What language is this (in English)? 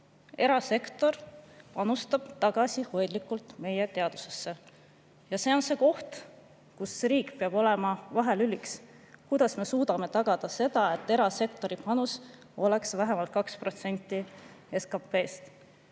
Estonian